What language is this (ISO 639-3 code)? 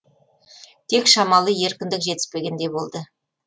kaz